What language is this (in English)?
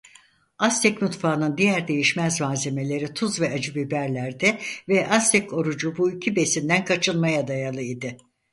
Turkish